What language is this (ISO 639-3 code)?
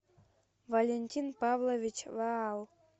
rus